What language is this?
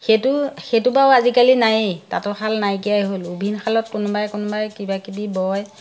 Assamese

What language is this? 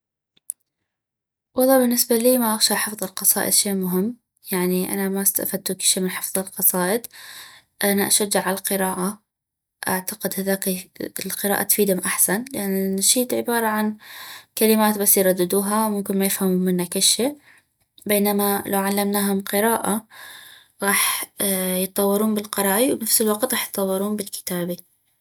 North Mesopotamian Arabic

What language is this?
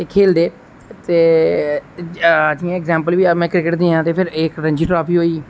Dogri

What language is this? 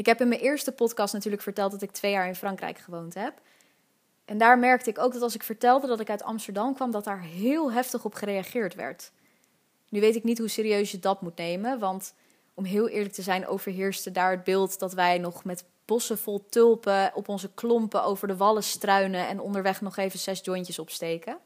Dutch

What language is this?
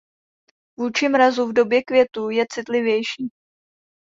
Czech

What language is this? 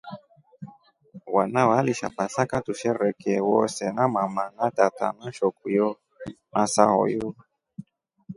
Rombo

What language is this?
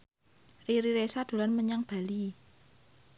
Javanese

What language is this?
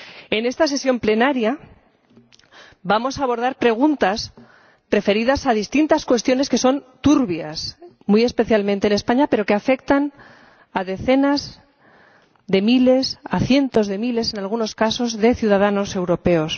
Spanish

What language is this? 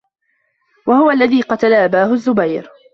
Arabic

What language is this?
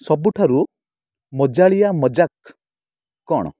Odia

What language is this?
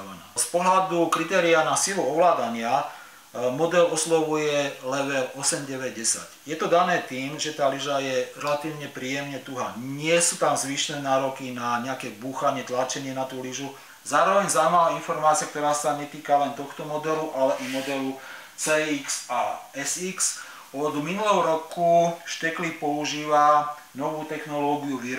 Slovak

